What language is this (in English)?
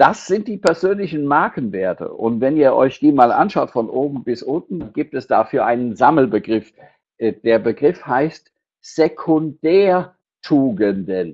German